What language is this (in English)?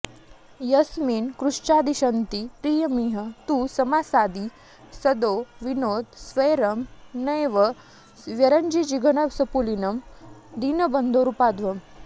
Sanskrit